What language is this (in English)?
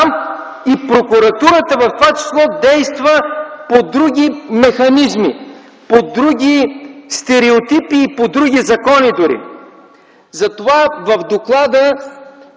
Bulgarian